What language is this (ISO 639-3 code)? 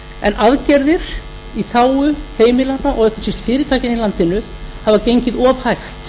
isl